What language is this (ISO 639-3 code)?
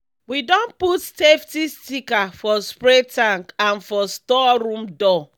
pcm